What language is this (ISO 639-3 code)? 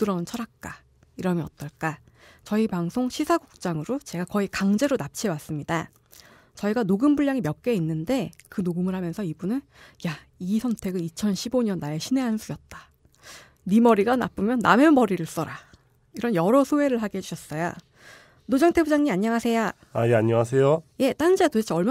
kor